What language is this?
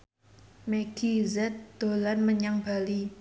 Javanese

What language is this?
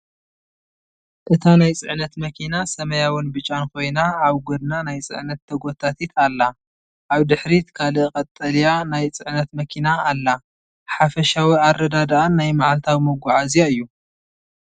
Tigrinya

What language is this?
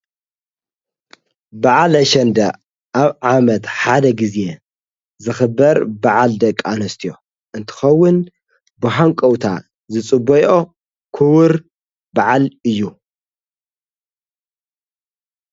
Tigrinya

